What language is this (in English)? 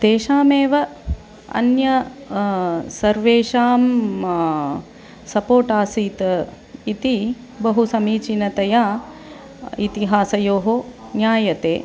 Sanskrit